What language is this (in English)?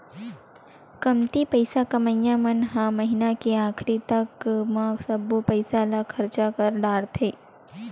Chhattisgarhi